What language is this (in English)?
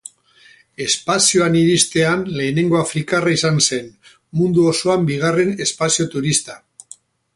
Basque